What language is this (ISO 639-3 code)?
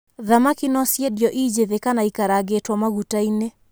kik